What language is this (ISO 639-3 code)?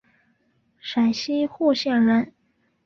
zho